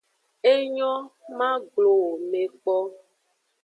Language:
Aja (Benin)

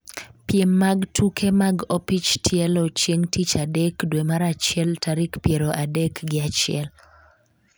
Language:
Luo (Kenya and Tanzania)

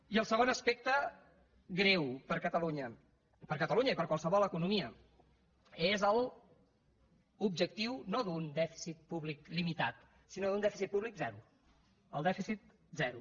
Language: Catalan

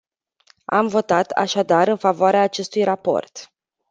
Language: Romanian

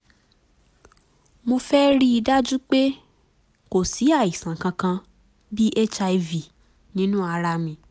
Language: Yoruba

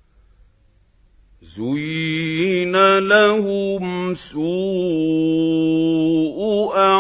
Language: Arabic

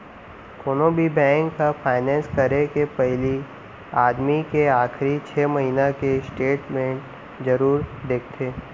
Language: Chhattisgarhi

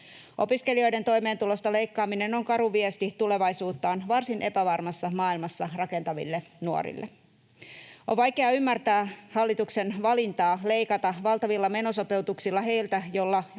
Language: Finnish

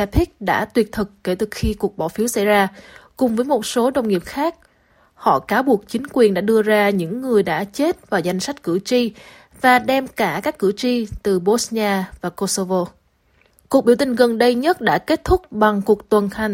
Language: Vietnamese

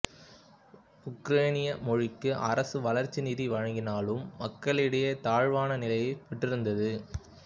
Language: Tamil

